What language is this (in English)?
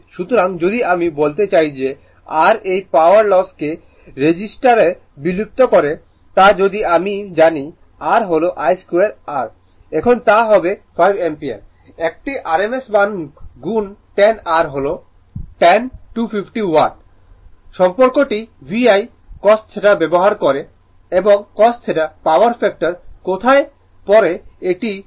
Bangla